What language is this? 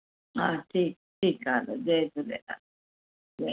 Sindhi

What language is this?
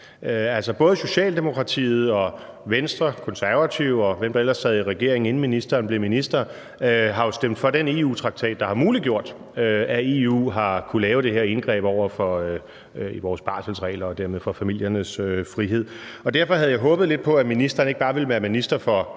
Danish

